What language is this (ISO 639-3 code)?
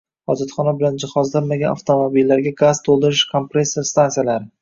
uzb